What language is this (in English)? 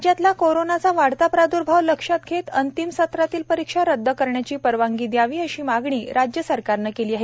Marathi